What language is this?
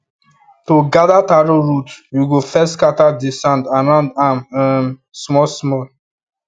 Nigerian Pidgin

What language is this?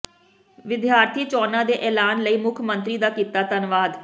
Punjabi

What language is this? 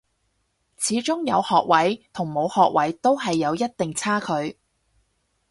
Cantonese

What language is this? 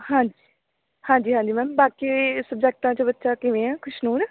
Punjabi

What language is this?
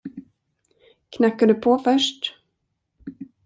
Swedish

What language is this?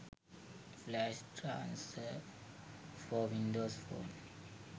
Sinhala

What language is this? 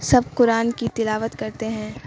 Urdu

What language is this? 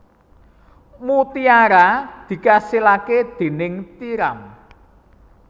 Javanese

